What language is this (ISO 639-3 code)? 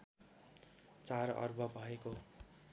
nep